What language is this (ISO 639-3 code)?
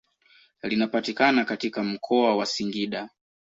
swa